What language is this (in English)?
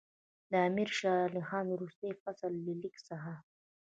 Pashto